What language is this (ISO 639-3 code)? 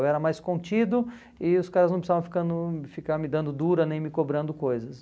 por